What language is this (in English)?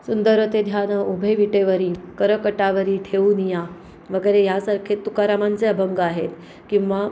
Marathi